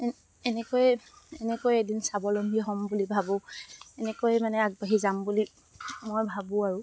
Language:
Assamese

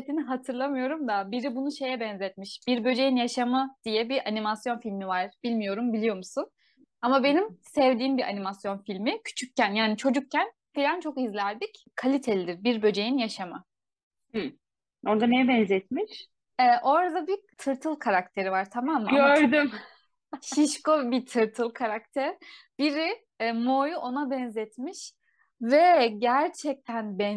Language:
Turkish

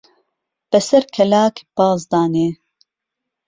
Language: Central Kurdish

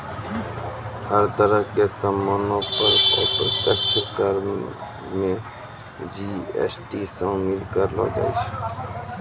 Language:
Maithili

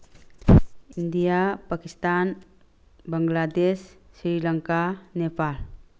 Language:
Manipuri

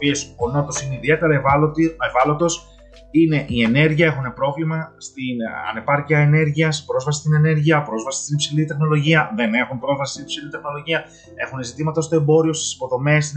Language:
Greek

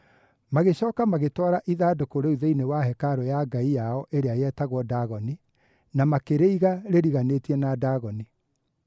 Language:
Kikuyu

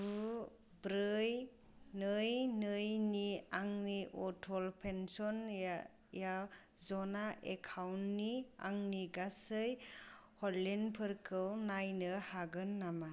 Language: Bodo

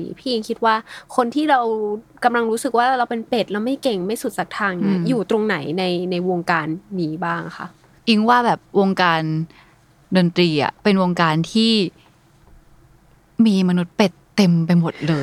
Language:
Thai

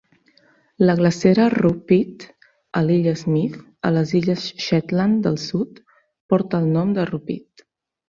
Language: Catalan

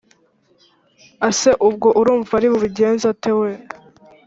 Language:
Kinyarwanda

